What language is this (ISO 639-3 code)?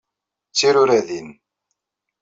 kab